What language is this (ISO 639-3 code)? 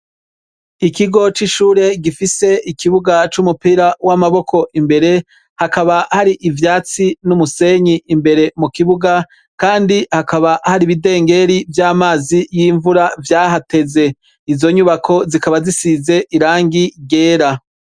run